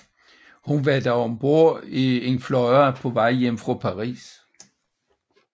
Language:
Danish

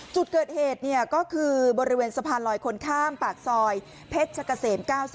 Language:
Thai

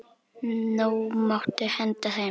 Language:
Icelandic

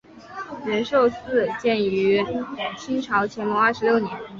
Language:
Chinese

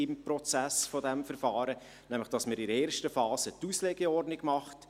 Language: Swiss German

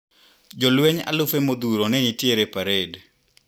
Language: Luo (Kenya and Tanzania)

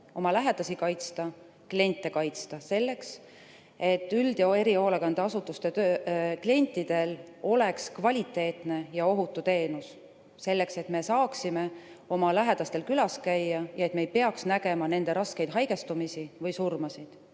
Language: Estonian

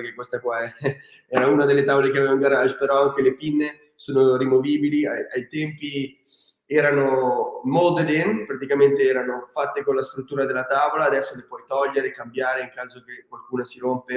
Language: Italian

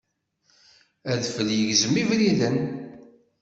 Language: Kabyle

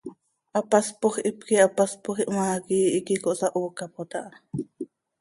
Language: Seri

